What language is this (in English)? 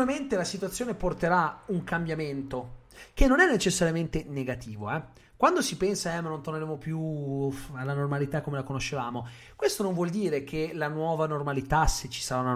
Italian